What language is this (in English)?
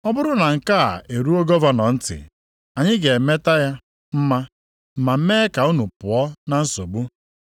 Igbo